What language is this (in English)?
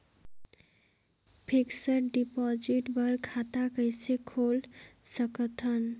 Chhattisgarhi